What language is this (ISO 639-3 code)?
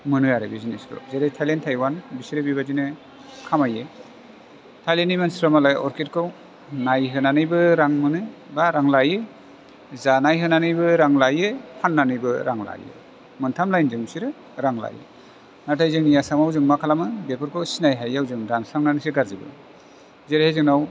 brx